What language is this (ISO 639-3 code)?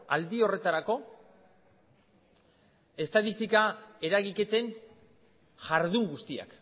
eus